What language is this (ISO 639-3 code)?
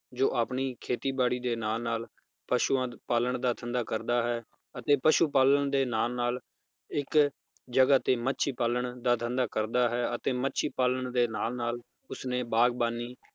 pan